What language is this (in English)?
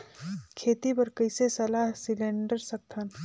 Chhattisgarhi